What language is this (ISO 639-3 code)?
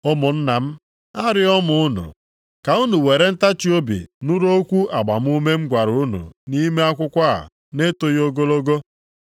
ibo